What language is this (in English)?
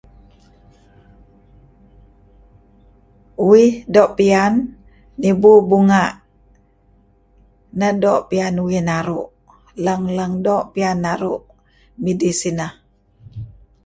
Kelabit